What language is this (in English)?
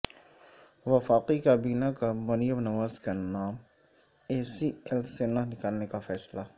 Urdu